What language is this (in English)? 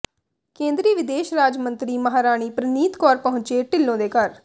Punjabi